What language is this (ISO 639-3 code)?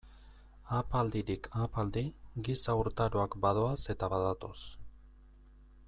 eus